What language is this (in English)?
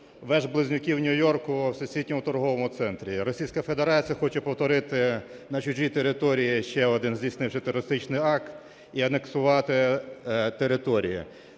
Ukrainian